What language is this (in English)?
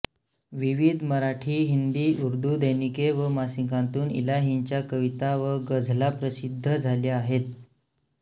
Marathi